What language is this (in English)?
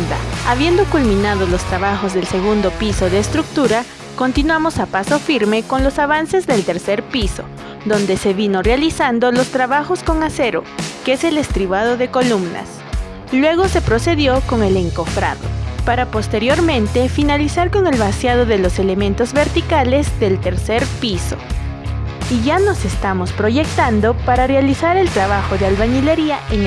Spanish